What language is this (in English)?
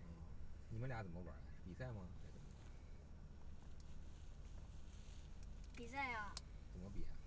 Chinese